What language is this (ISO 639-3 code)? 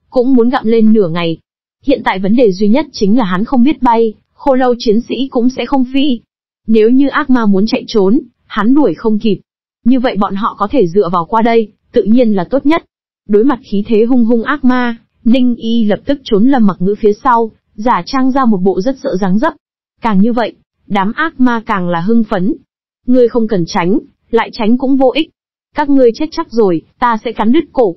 vie